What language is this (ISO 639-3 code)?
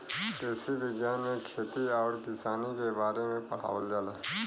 bho